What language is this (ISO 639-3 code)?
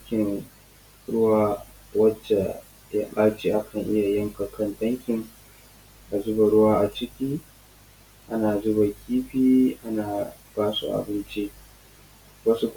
hau